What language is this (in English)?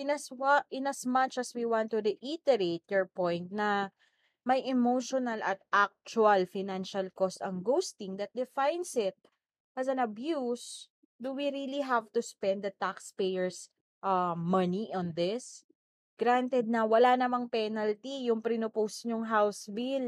Filipino